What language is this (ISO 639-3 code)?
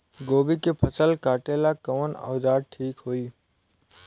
bho